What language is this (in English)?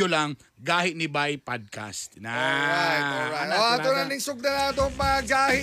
Filipino